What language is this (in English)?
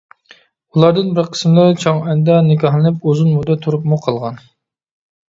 Uyghur